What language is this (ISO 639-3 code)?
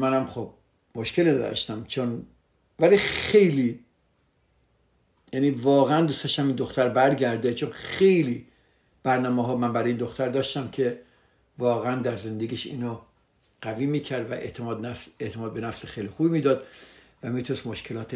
fas